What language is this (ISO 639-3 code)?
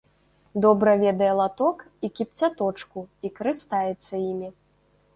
bel